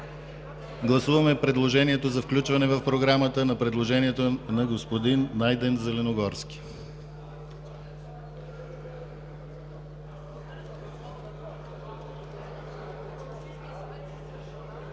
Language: Bulgarian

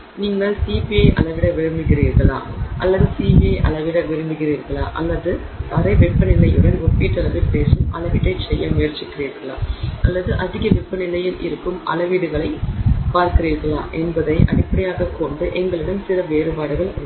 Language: Tamil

